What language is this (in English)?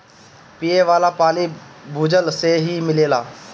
Bhojpuri